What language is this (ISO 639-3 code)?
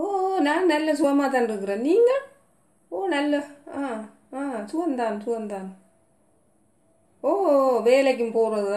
tur